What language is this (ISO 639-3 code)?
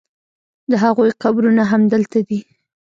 pus